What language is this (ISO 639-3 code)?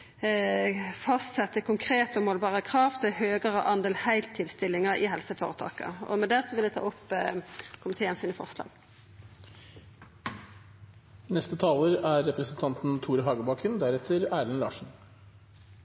nno